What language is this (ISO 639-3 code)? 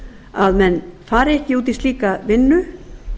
isl